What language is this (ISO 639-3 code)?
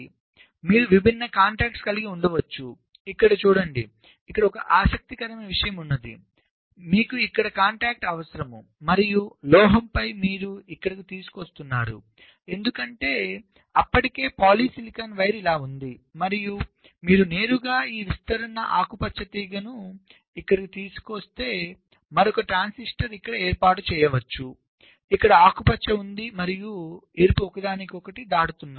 tel